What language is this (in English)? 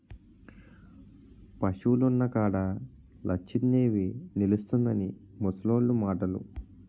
Telugu